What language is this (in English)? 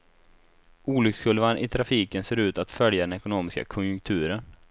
Swedish